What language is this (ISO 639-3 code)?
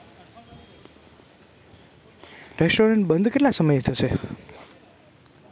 guj